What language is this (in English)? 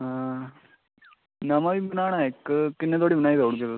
Dogri